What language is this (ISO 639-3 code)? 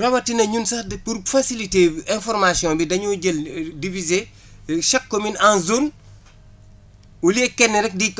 wol